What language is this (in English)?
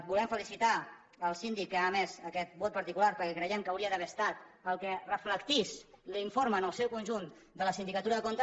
Catalan